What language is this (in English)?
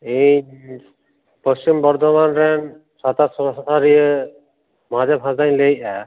Santali